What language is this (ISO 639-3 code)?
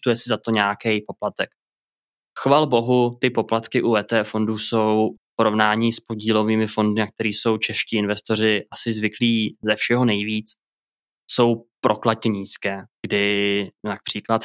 ces